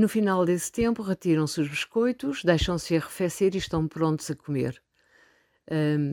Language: Portuguese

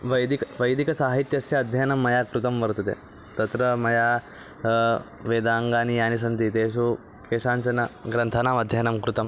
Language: Sanskrit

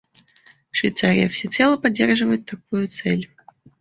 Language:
Russian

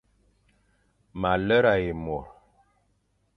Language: Fang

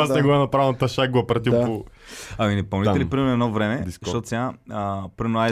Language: Bulgarian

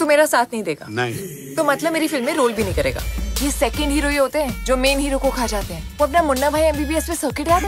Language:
Hindi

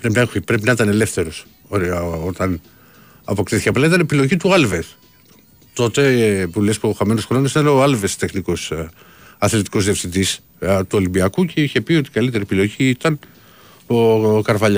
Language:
Greek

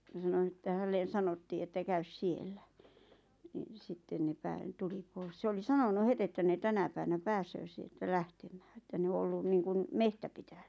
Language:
Finnish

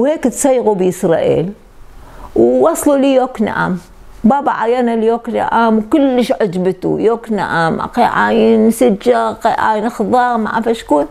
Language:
Arabic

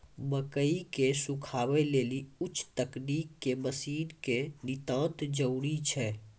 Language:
Maithili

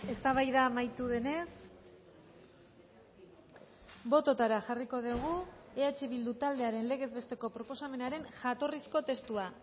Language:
Basque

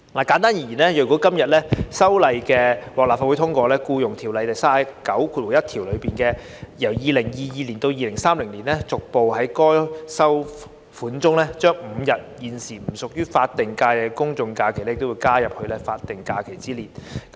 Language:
Cantonese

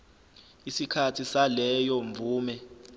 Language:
Zulu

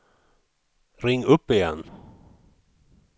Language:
Swedish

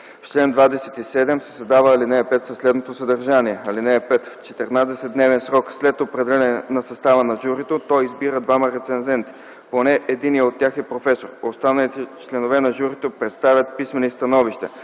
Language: Bulgarian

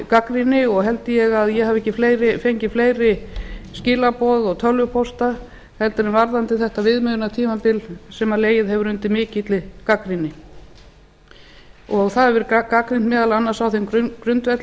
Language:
Icelandic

